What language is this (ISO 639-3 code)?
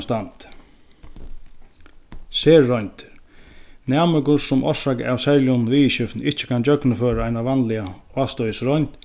fao